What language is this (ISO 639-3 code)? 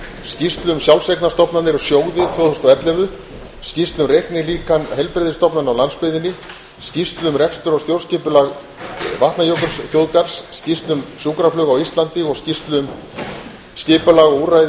isl